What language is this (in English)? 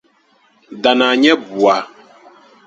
Dagbani